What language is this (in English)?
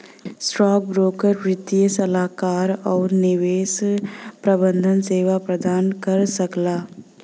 Bhojpuri